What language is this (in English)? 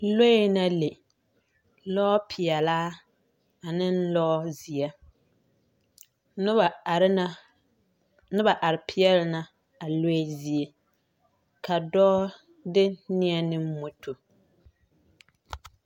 Southern Dagaare